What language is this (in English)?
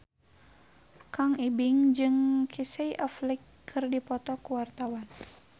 Sundanese